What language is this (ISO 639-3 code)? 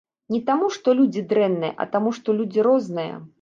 bel